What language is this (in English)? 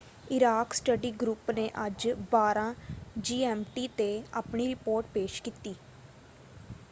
Punjabi